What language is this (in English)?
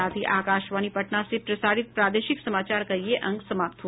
Hindi